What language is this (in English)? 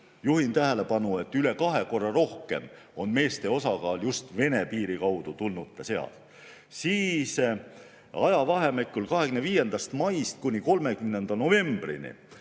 Estonian